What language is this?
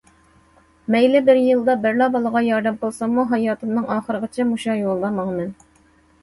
Uyghur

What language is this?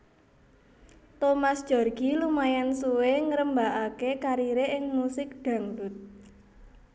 Javanese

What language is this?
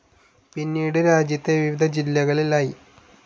Malayalam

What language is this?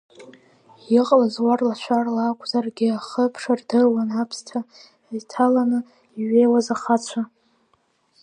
Abkhazian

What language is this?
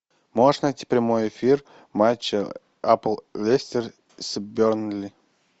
Russian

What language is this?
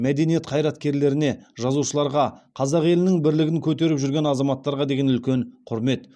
Kazakh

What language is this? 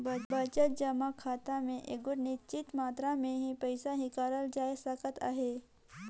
Chhattisgarhi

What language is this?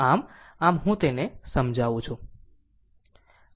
Gujarati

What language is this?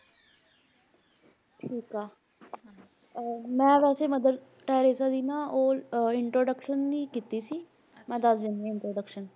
Punjabi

